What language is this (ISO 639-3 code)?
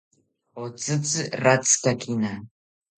cpy